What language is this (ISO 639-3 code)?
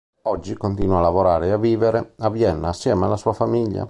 ita